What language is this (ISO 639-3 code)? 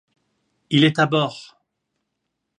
fra